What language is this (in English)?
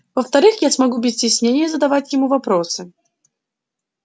Russian